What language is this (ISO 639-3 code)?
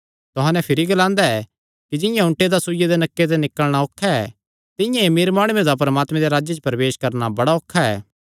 xnr